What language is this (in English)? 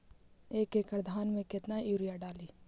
Magahi